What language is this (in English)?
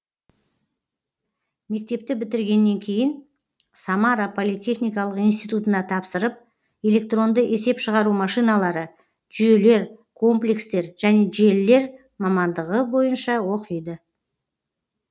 Kazakh